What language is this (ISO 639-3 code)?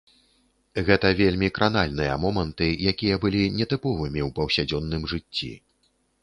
bel